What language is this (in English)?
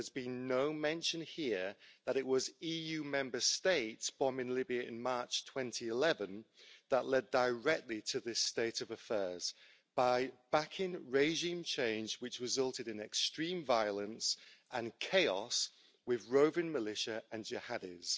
English